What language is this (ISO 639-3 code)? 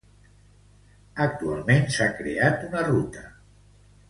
cat